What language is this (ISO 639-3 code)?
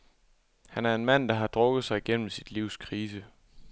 dan